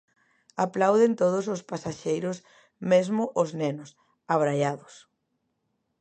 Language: Galician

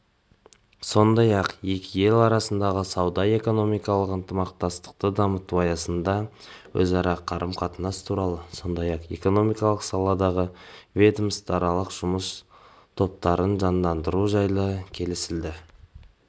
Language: Kazakh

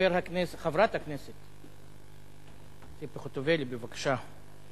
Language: Hebrew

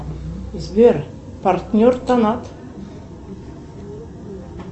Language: Russian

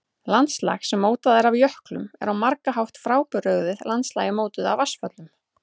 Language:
Icelandic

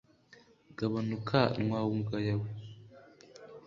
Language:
Kinyarwanda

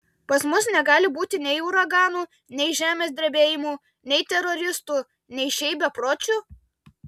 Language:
Lithuanian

